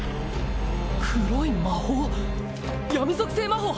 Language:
Japanese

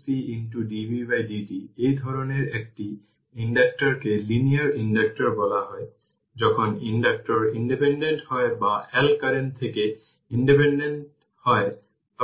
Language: Bangla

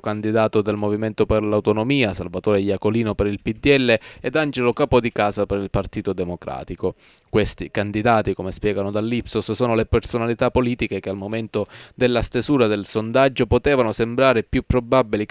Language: Italian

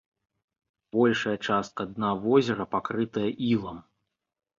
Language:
Belarusian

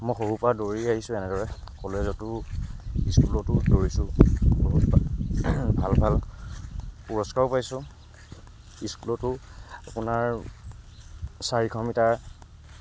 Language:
Assamese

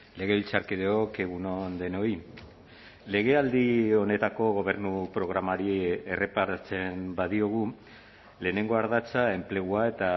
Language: Basque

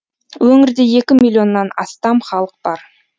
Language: Kazakh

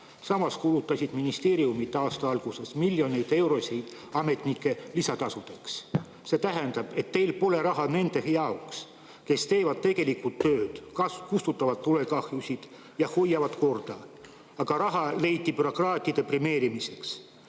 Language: Estonian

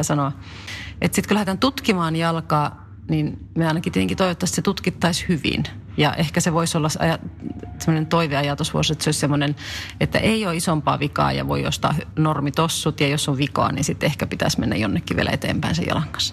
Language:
Finnish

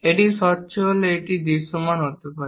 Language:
Bangla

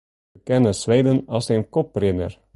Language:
Western Frisian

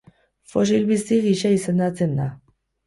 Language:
Basque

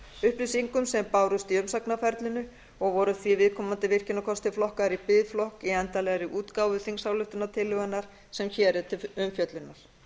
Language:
Icelandic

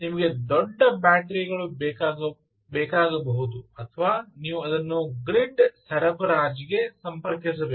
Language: Kannada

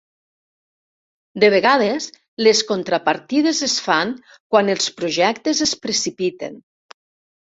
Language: Catalan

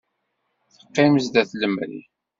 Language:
Kabyle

